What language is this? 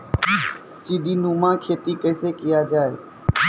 Maithili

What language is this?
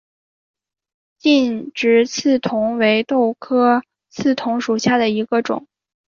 Chinese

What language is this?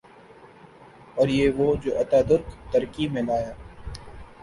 Urdu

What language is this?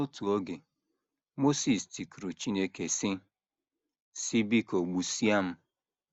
Igbo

